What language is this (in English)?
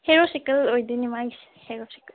Manipuri